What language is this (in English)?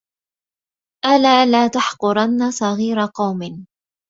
Arabic